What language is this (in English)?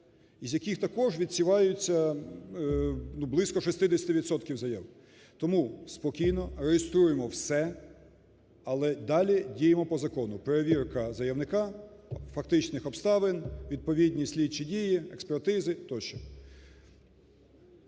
Ukrainian